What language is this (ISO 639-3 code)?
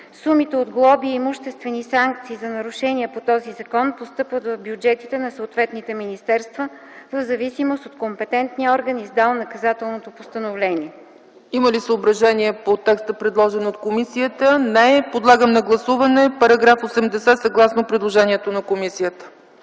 bul